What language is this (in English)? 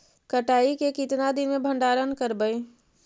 Magahi